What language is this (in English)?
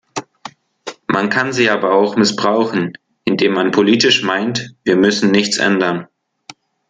German